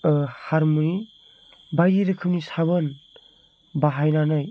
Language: Bodo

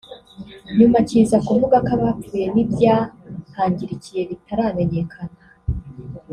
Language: Kinyarwanda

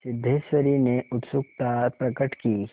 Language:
Hindi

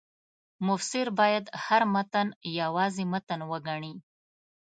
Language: Pashto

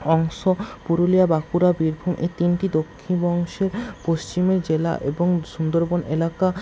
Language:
Bangla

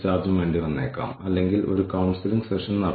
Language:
Malayalam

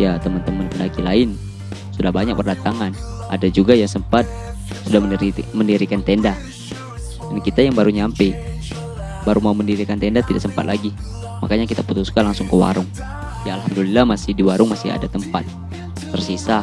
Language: Indonesian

